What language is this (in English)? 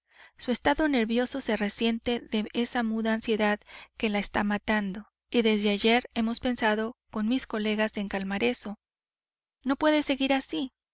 Spanish